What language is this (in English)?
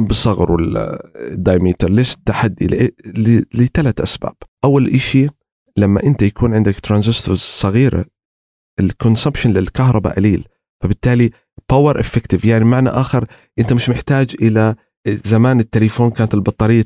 Arabic